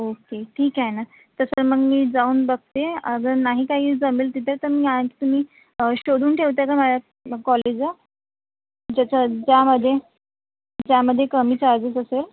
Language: Marathi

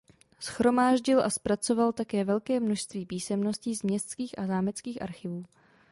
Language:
Czech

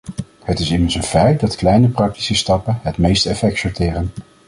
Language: Dutch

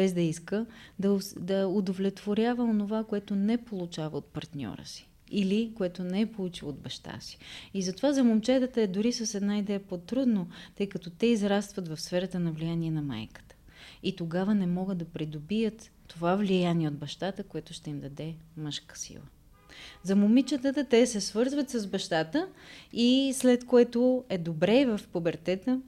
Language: Bulgarian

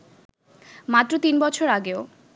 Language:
Bangla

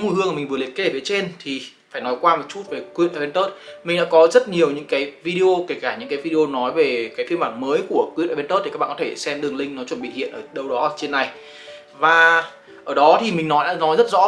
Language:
Vietnamese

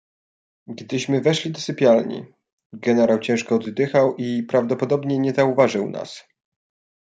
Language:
Polish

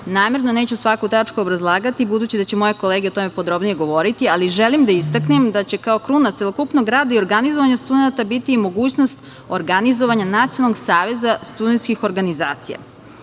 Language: Serbian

